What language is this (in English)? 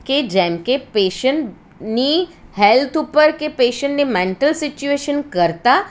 Gujarati